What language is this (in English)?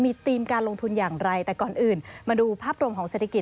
Thai